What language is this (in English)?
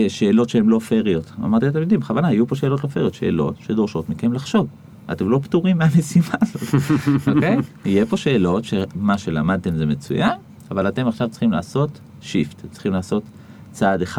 Hebrew